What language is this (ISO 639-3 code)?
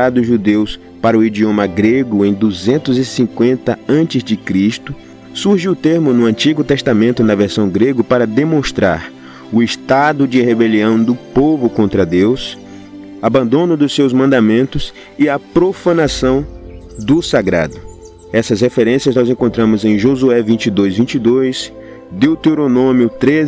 por